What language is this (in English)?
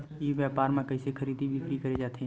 Chhattisgarhi